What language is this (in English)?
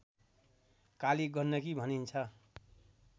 Nepali